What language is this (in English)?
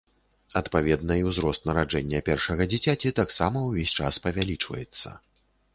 Belarusian